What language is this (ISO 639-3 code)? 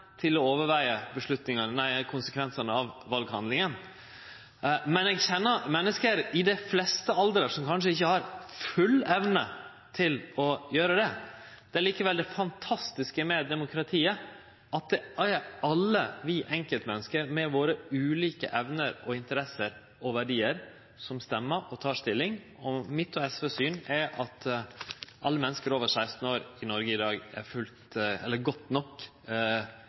nno